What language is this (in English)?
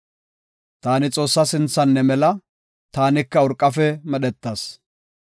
Gofa